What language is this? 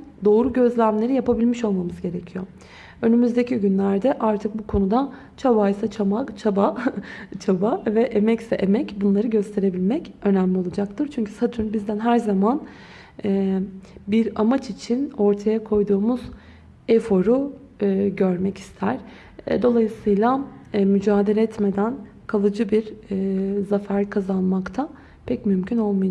Turkish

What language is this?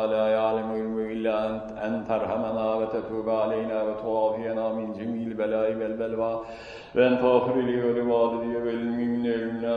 Turkish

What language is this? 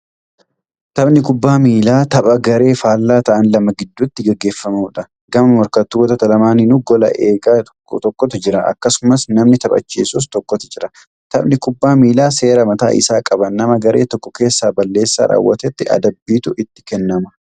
Oromo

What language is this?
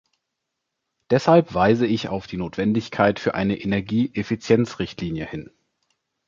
German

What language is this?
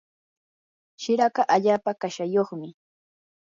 Yanahuanca Pasco Quechua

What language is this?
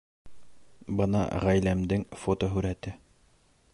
Bashkir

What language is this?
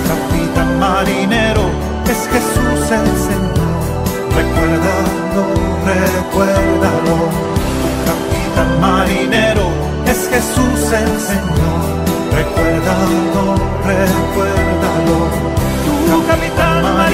Spanish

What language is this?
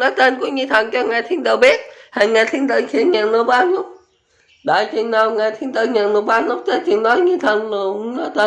Vietnamese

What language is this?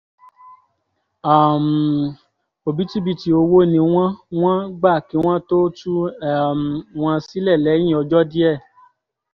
Yoruba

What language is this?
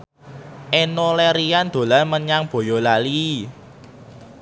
Javanese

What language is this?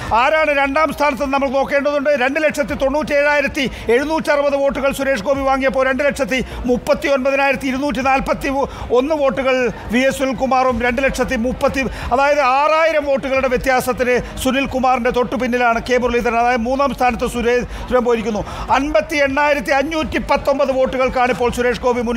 Malayalam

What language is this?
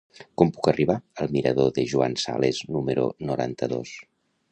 Catalan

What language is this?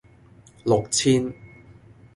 Cantonese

